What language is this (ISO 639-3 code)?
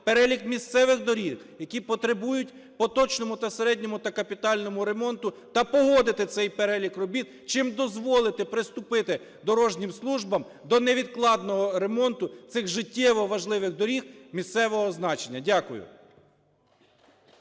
ukr